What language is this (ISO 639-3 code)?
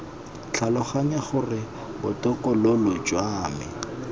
tsn